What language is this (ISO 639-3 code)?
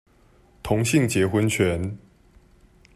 zho